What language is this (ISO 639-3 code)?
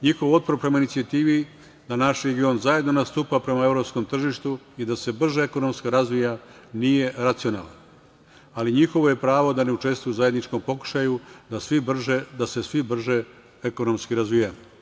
srp